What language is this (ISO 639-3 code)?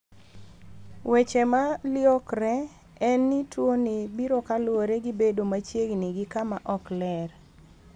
luo